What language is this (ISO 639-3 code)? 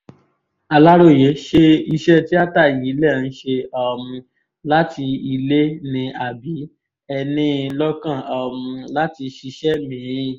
yor